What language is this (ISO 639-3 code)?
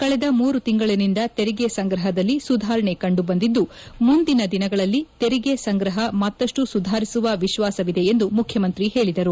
kan